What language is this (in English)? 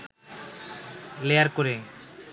Bangla